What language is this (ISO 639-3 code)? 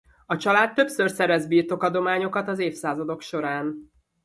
hun